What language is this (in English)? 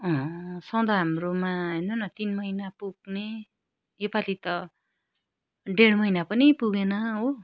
Nepali